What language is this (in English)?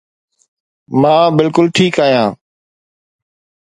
Sindhi